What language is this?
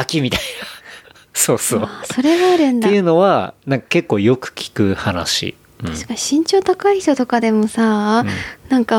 Japanese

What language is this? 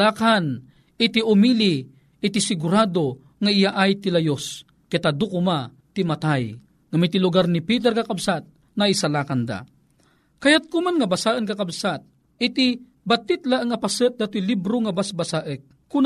Filipino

